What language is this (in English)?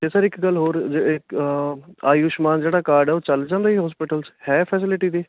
Punjabi